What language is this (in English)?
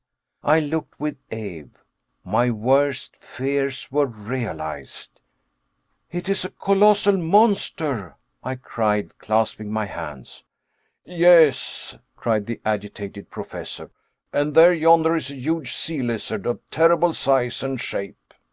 English